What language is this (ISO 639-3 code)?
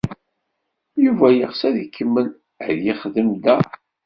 kab